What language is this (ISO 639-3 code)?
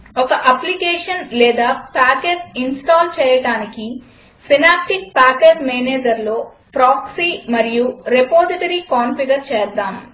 tel